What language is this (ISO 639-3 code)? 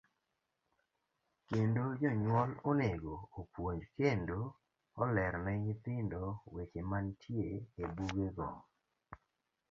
luo